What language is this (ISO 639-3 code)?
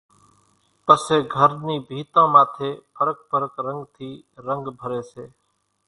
gjk